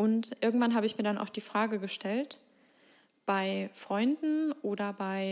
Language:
German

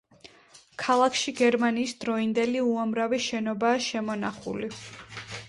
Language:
Georgian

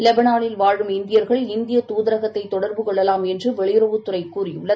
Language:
Tamil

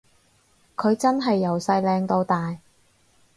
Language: Cantonese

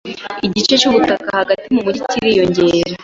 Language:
Kinyarwanda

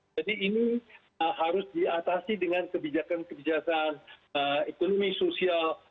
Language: Indonesian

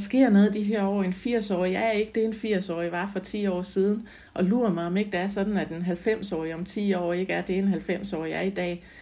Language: Danish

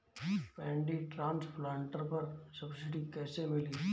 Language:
Bhojpuri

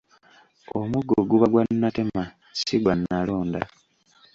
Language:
Ganda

